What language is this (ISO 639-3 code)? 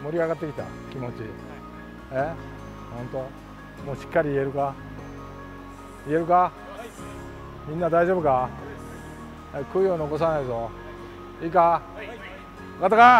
jpn